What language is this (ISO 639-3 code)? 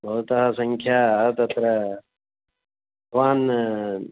san